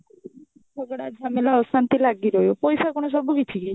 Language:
Odia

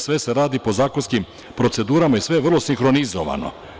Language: Serbian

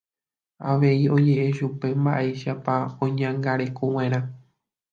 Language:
Guarani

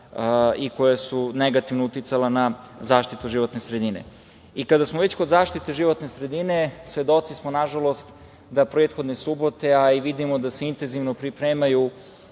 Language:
Serbian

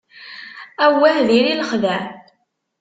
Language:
Kabyle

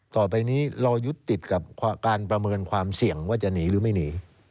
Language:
Thai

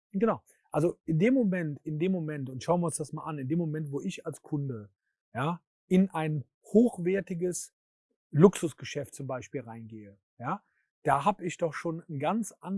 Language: German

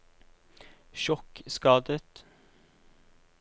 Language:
Norwegian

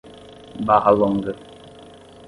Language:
Portuguese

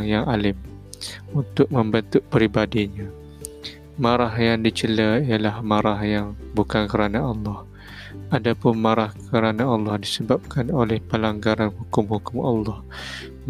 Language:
Malay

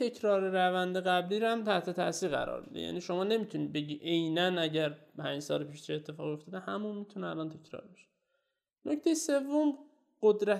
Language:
Persian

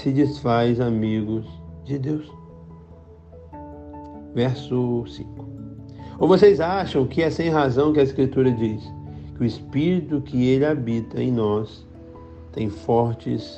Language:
Portuguese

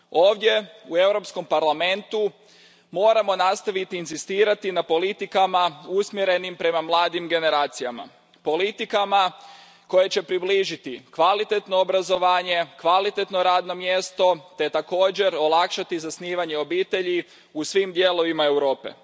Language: Croatian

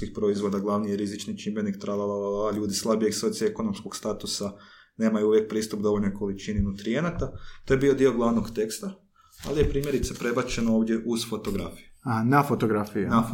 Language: Croatian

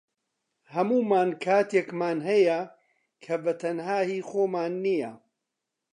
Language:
Central Kurdish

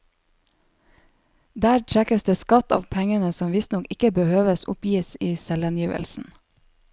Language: Norwegian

